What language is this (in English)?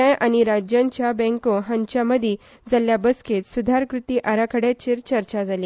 Konkani